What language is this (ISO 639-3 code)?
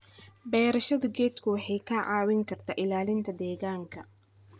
som